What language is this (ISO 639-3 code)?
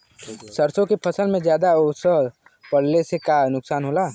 bho